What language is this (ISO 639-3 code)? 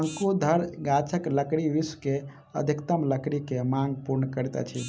mai